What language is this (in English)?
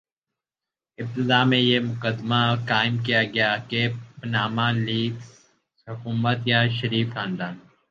Urdu